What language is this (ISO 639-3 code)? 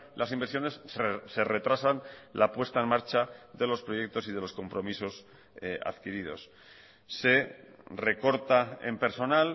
spa